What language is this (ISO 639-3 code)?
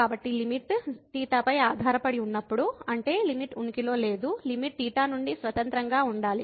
tel